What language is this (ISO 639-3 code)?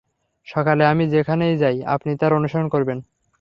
ben